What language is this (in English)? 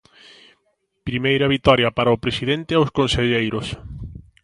Galician